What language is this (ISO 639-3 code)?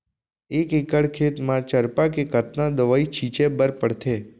hne